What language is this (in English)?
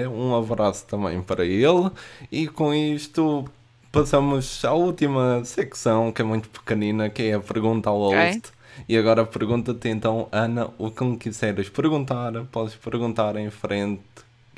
Portuguese